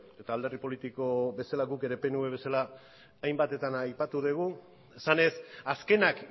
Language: Basque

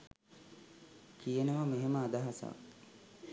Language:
Sinhala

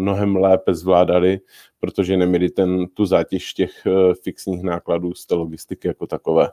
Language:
Czech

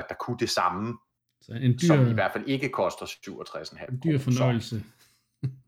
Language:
Danish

